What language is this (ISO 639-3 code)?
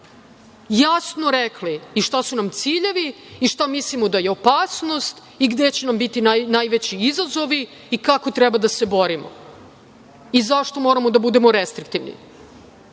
srp